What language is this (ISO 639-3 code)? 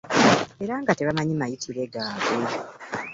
lug